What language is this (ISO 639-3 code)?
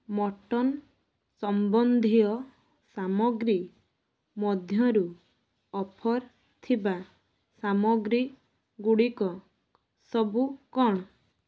ori